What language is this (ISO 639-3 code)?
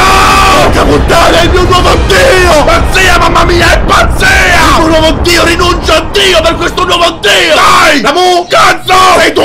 ita